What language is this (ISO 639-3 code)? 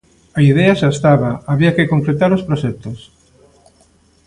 glg